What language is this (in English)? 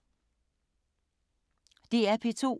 Danish